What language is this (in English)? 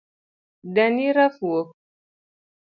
Luo (Kenya and Tanzania)